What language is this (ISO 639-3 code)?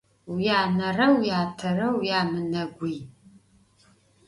ady